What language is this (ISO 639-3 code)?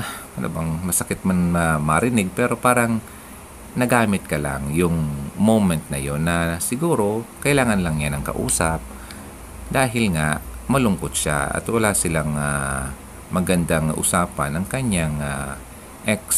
fil